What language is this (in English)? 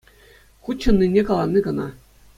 Chuvash